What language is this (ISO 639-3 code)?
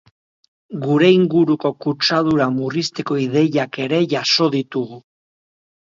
eus